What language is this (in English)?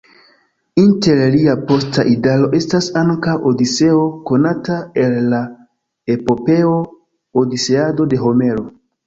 Esperanto